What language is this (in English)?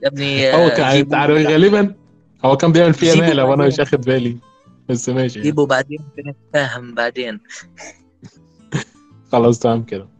Arabic